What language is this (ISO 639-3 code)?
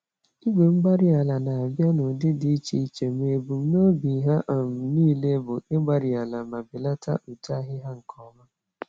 ibo